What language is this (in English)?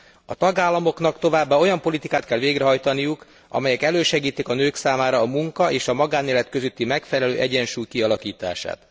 Hungarian